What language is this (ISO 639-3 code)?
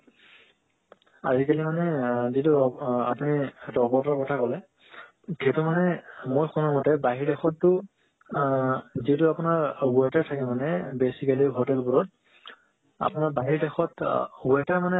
asm